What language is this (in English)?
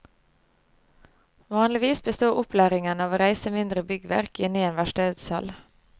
Norwegian